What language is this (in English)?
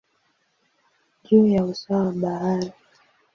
Swahili